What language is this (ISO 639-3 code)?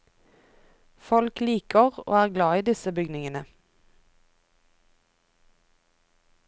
nor